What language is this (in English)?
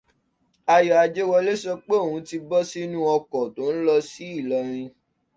Yoruba